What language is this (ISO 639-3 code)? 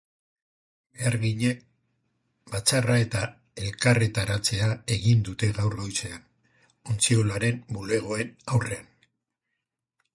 eus